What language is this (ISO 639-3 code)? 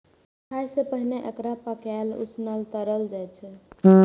mai